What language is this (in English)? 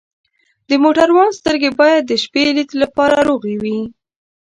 Pashto